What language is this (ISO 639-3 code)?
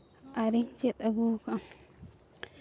sat